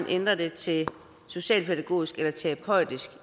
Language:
Danish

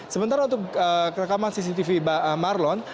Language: Indonesian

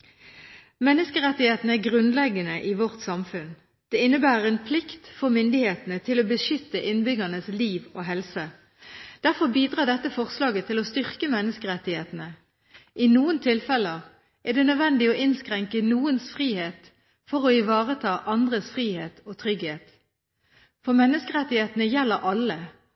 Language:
Norwegian Bokmål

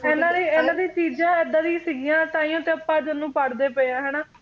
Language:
Punjabi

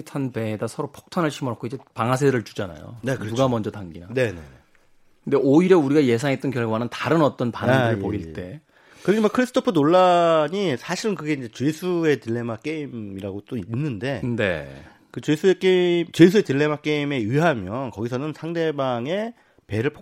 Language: Korean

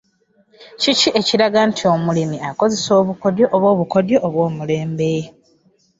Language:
Ganda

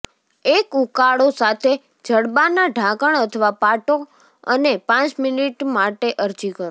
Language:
Gujarati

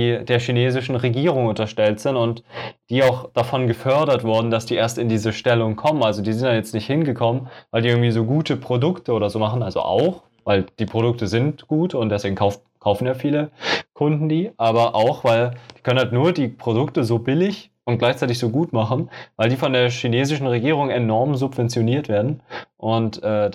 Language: German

